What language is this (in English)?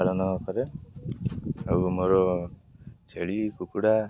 Odia